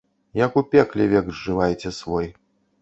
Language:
Belarusian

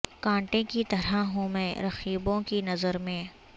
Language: Urdu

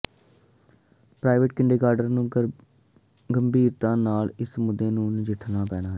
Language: Punjabi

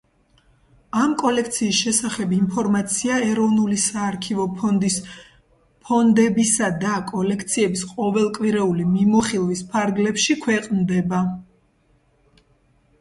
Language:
Georgian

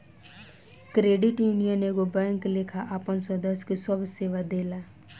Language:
Bhojpuri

